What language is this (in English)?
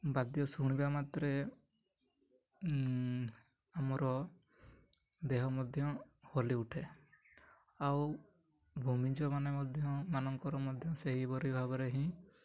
Odia